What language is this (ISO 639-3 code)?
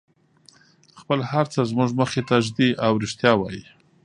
pus